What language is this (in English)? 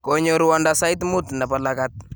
Kalenjin